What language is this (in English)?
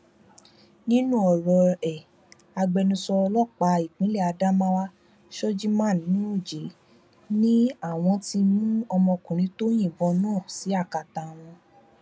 Yoruba